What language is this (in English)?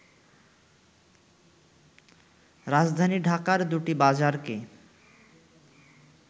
Bangla